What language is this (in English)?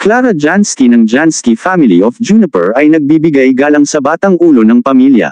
Filipino